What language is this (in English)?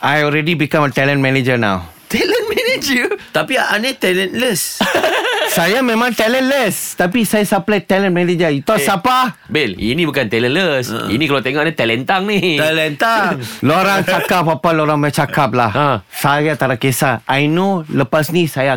Malay